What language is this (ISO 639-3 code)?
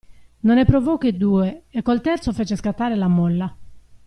ita